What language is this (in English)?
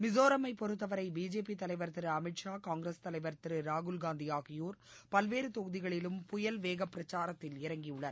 Tamil